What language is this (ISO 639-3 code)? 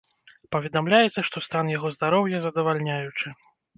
bel